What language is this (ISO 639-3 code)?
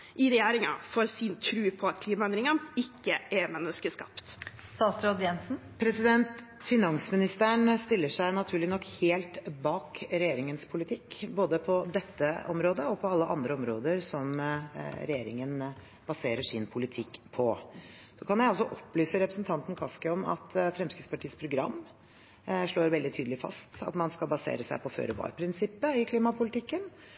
nob